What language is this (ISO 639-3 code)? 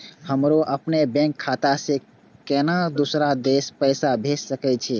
mai